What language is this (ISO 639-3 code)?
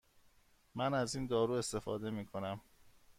fas